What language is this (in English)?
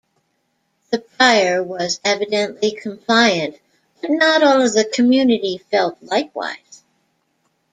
English